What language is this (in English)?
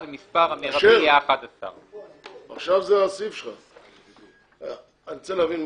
Hebrew